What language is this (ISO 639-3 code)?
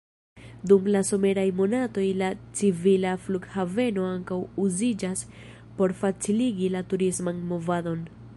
epo